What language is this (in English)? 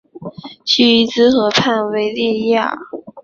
Chinese